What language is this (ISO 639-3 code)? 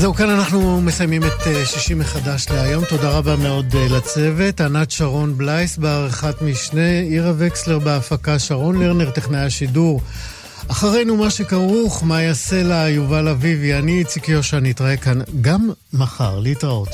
heb